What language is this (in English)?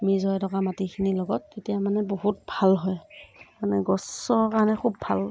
Assamese